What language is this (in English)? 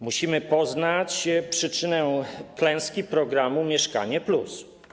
Polish